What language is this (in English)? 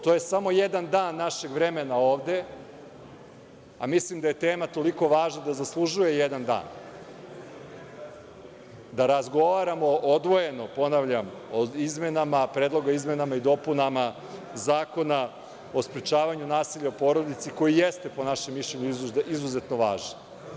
Serbian